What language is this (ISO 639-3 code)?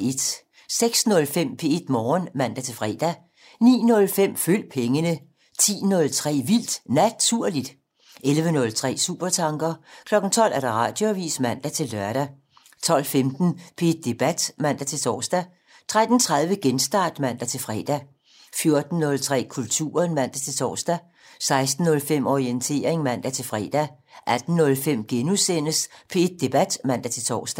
dan